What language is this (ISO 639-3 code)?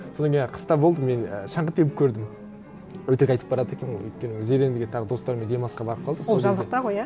kaz